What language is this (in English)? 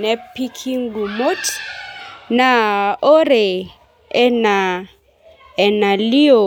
Masai